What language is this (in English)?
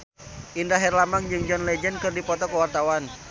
Sundanese